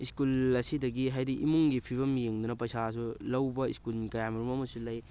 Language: Manipuri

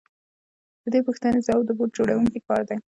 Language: Pashto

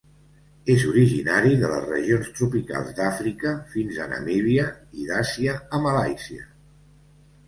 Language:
Catalan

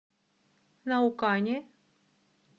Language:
Russian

